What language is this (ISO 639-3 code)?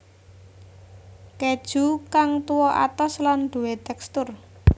jav